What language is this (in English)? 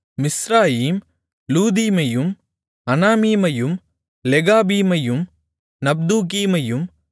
Tamil